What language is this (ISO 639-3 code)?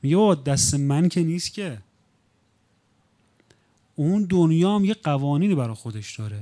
fas